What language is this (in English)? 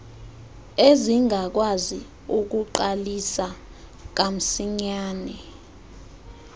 Xhosa